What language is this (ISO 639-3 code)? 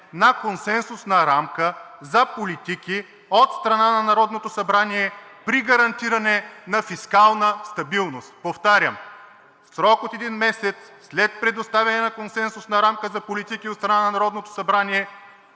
bul